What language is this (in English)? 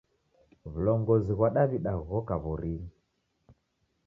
Taita